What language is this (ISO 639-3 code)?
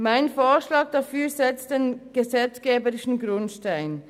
gsw